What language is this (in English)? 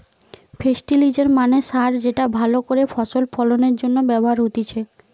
Bangla